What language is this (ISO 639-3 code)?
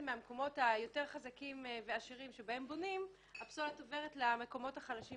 heb